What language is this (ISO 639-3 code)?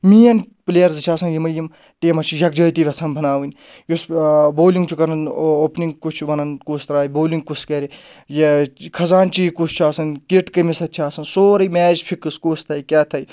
kas